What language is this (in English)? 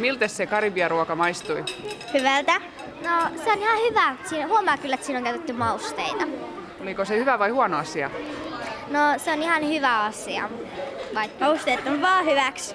Finnish